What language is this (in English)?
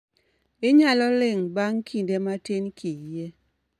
Luo (Kenya and Tanzania)